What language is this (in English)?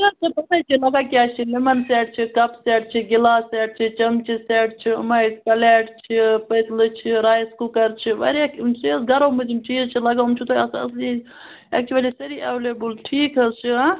Kashmiri